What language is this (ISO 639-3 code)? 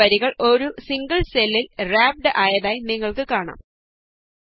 mal